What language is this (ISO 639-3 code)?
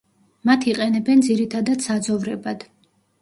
kat